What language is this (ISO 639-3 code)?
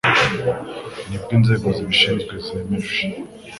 kin